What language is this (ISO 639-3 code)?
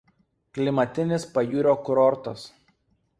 lit